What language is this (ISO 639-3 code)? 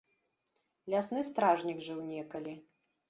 bel